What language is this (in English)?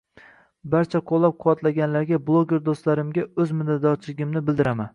Uzbek